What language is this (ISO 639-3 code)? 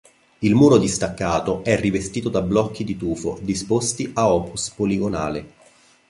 ita